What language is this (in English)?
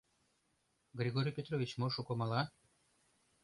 Mari